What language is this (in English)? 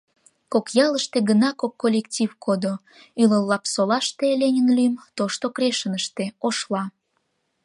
Mari